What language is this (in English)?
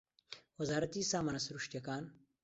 Central Kurdish